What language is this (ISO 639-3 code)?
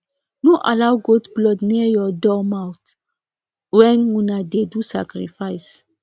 pcm